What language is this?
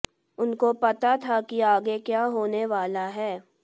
Hindi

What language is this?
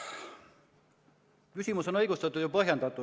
Estonian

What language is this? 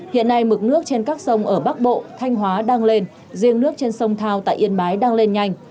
Vietnamese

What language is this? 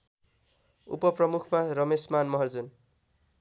Nepali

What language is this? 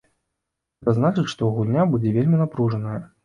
Belarusian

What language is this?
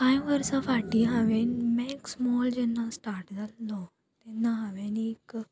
Konkani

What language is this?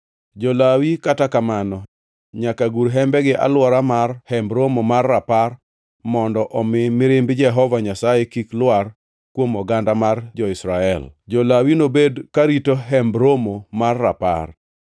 Luo (Kenya and Tanzania)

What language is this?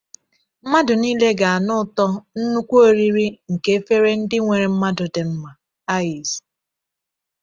Igbo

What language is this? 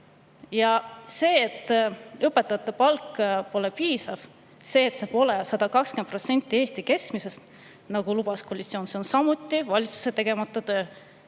Estonian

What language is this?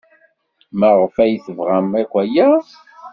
Kabyle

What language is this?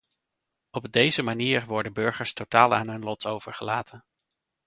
Dutch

